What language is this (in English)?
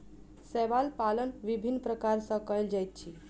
Maithili